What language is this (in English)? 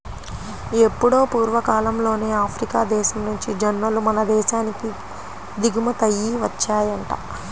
Telugu